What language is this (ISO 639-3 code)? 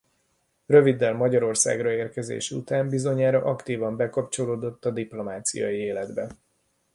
hun